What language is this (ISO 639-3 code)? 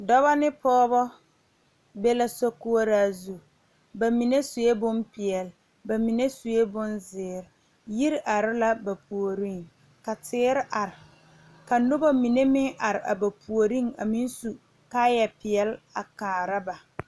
dga